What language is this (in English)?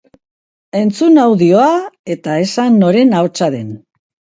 Basque